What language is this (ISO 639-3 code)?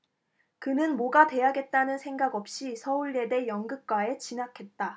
kor